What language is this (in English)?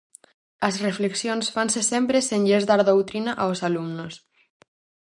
Galician